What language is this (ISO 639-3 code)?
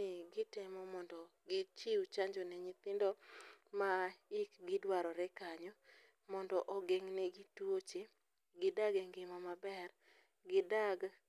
luo